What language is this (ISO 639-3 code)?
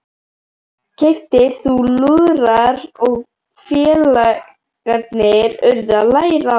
isl